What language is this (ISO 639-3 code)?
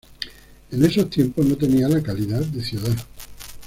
spa